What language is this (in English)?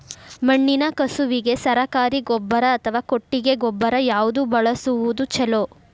Kannada